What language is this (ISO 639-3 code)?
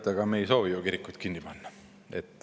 est